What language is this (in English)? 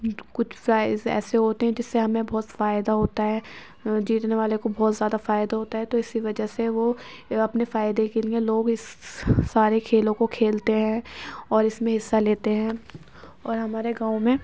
Urdu